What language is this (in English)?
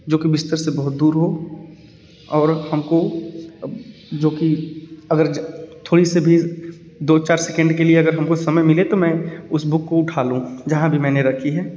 Hindi